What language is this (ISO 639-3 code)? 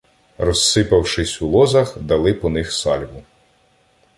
ukr